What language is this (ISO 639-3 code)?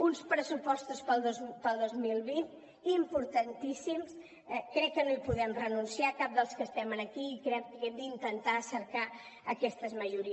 cat